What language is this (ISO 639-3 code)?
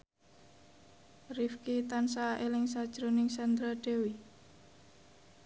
jav